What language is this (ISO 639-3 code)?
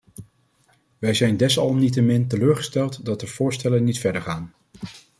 nld